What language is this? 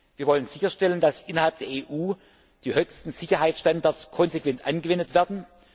German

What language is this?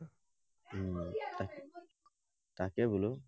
Assamese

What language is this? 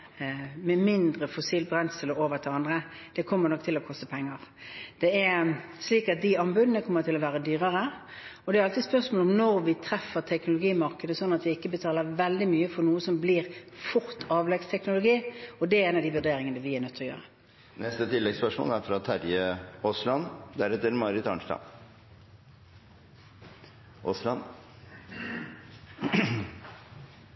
Norwegian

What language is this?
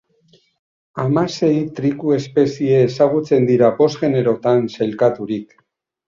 Basque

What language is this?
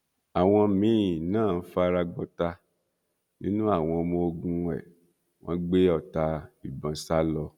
Yoruba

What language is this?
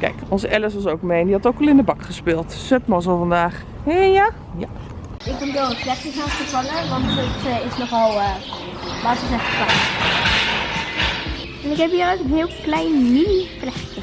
Dutch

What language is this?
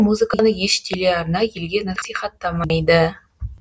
Kazakh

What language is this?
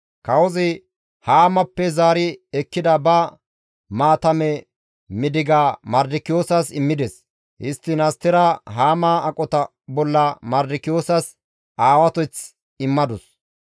Gamo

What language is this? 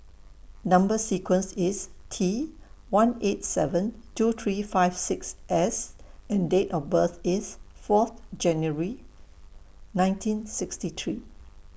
English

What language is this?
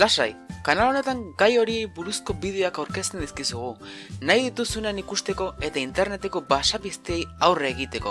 Basque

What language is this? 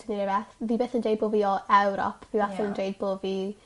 Welsh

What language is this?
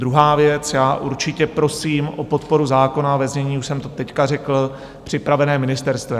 Czech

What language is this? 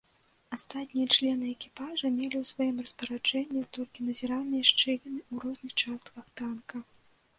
Belarusian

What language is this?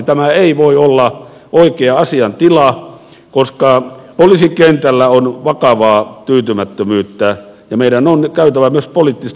Finnish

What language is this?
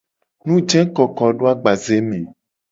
Gen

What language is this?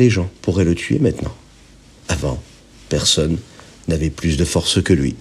French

